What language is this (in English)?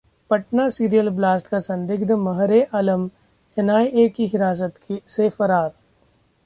Hindi